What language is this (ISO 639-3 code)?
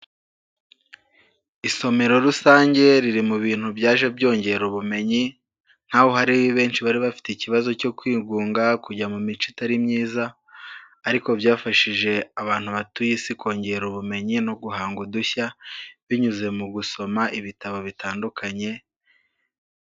kin